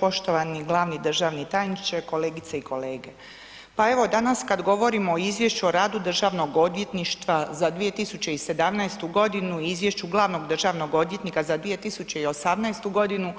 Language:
Croatian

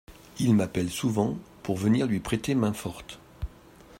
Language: French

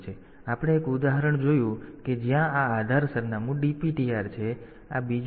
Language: Gujarati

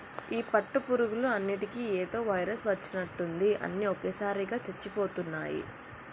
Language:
Telugu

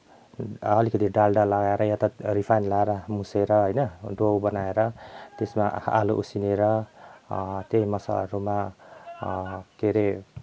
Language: Nepali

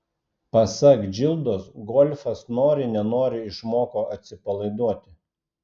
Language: Lithuanian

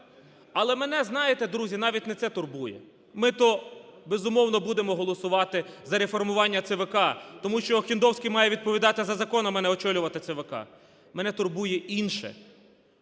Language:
Ukrainian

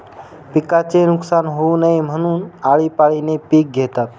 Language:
Marathi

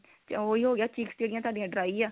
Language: Punjabi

